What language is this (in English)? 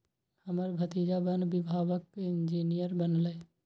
Maithili